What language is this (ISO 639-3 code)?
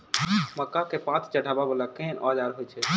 mai